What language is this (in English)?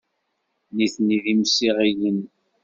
Kabyle